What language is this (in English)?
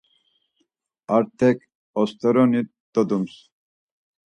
Laz